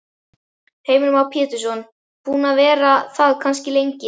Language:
Icelandic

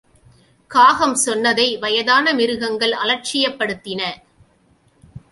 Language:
Tamil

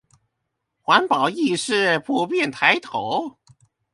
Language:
Chinese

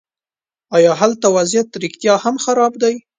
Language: Pashto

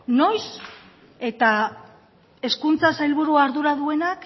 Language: Basque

